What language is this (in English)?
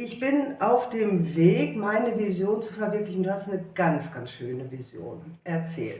German